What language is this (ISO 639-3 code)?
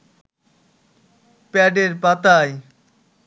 ben